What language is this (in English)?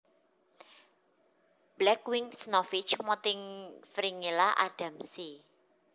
Javanese